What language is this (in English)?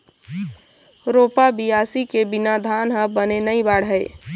Chhattisgarhi